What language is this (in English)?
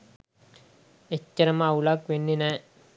Sinhala